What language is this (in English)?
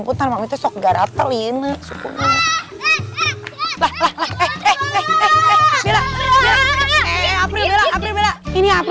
Indonesian